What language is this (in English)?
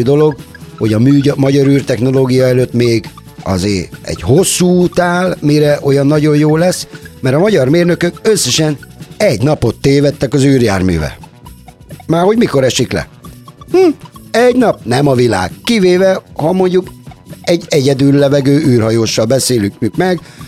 Hungarian